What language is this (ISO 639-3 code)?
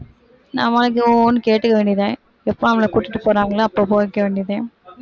tam